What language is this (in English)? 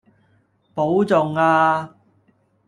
Cantonese